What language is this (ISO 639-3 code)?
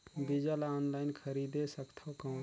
hne